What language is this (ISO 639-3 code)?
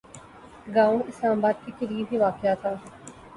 urd